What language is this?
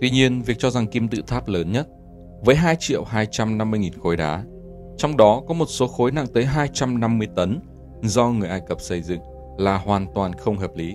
Vietnamese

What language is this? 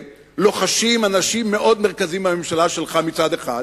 Hebrew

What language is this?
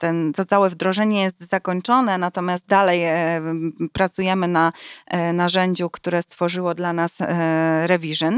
Polish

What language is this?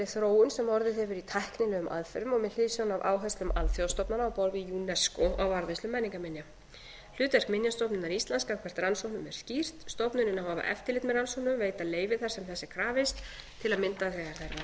Icelandic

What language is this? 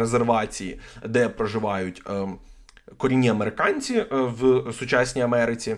Ukrainian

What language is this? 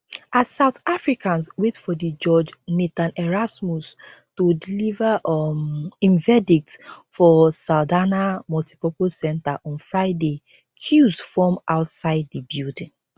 Nigerian Pidgin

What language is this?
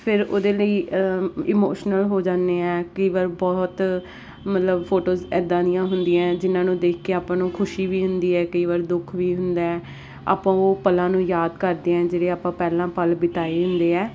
Punjabi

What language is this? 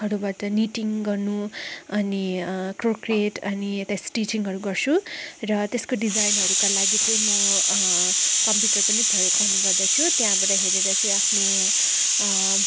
Nepali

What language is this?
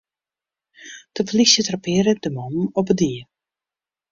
Western Frisian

